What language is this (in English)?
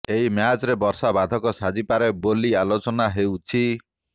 Odia